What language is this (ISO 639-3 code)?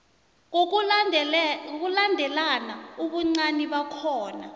nbl